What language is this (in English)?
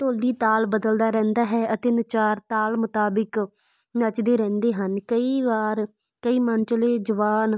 Punjabi